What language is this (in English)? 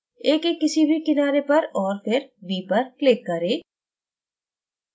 Hindi